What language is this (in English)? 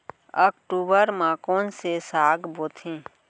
Chhattisgarhi